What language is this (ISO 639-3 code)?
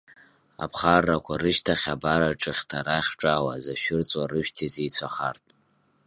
abk